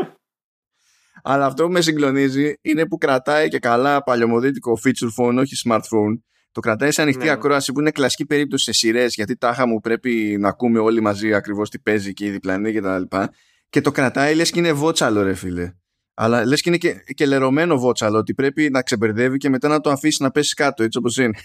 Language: Greek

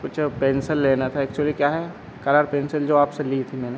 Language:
Hindi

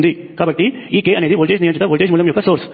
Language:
Telugu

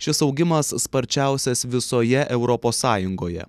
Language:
Lithuanian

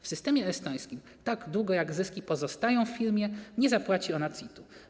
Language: Polish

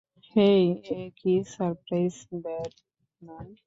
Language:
Bangla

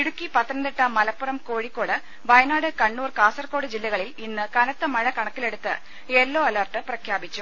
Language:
Malayalam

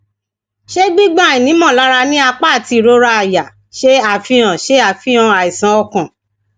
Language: Yoruba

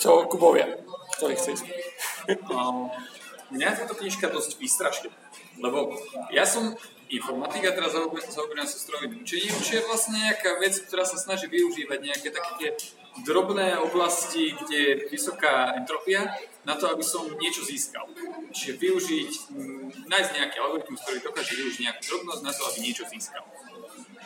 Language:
Slovak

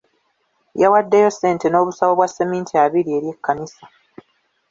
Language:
Ganda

